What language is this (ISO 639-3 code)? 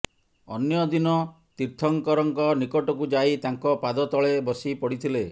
ori